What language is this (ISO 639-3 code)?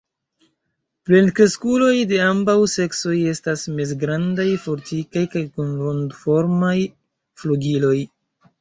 epo